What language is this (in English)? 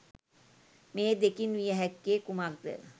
Sinhala